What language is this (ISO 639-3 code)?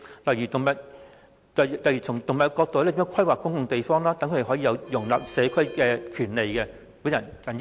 yue